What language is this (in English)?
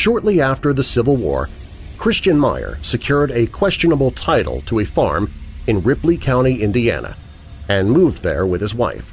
English